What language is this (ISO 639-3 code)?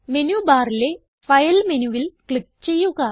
mal